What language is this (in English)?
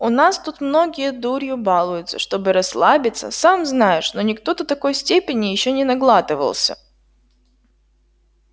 Russian